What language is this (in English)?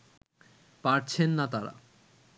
Bangla